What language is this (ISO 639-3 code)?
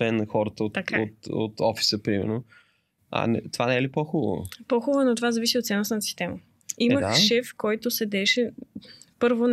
bul